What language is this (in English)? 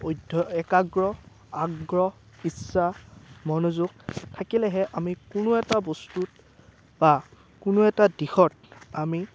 Assamese